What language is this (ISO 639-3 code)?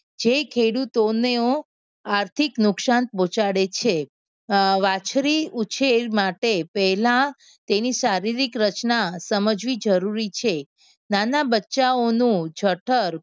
guj